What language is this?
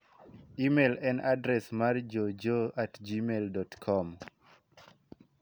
Luo (Kenya and Tanzania)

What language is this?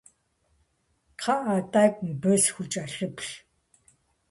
Kabardian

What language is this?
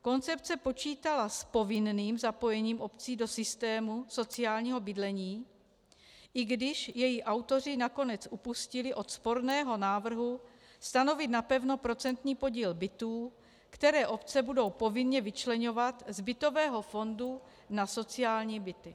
Czech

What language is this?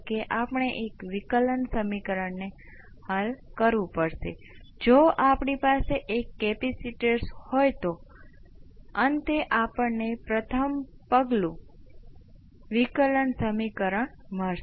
Gujarati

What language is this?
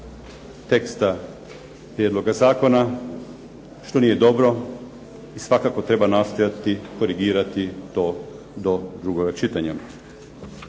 Croatian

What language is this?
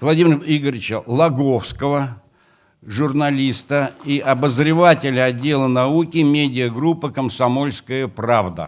Russian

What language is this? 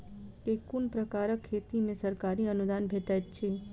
Maithili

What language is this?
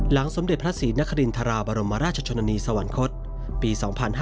Thai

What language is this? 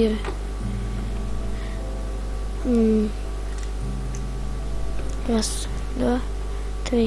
Russian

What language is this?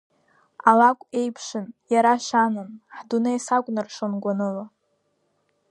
Abkhazian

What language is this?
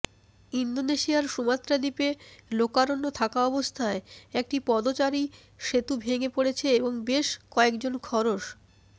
Bangla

